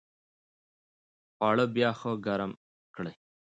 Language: Pashto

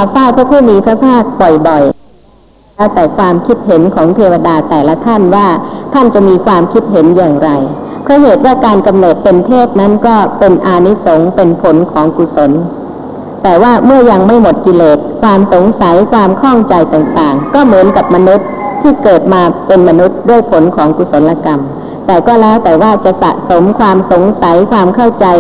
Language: Thai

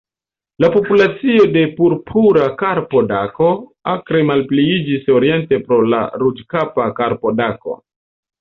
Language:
Esperanto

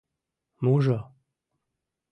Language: Mari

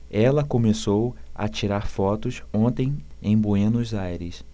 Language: Portuguese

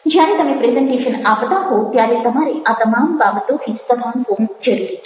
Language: Gujarati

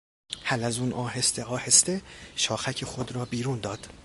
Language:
Persian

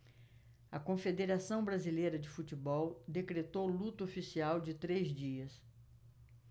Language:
Portuguese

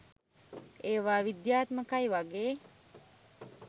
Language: Sinhala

